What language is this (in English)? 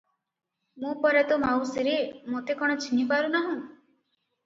Odia